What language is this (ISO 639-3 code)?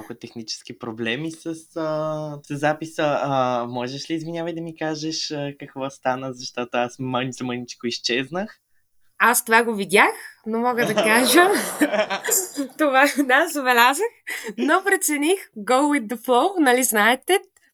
bul